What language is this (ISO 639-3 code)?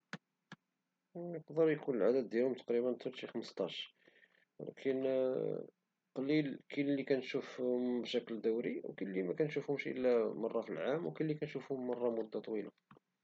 ary